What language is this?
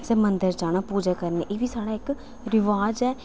Dogri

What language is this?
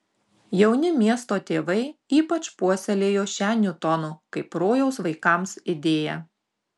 Lithuanian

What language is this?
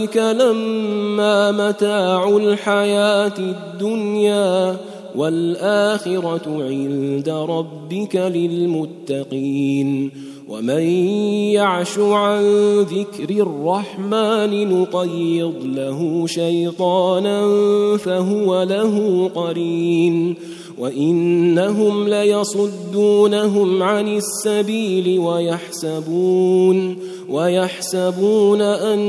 Arabic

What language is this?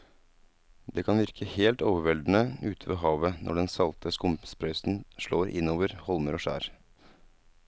Norwegian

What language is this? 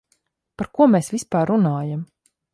Latvian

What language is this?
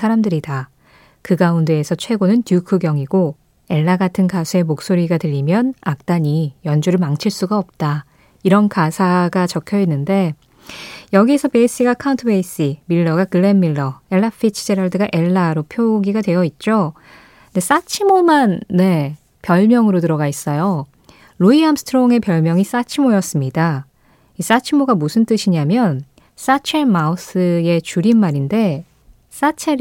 Korean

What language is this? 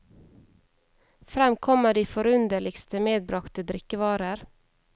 Norwegian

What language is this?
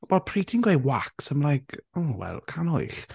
Welsh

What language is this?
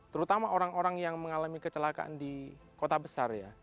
Indonesian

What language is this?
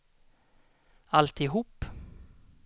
Swedish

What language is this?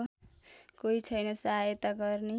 Nepali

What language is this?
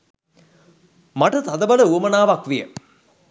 Sinhala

